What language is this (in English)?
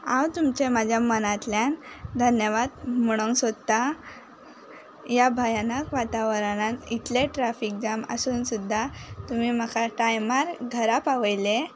Konkani